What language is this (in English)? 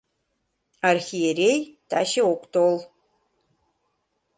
Mari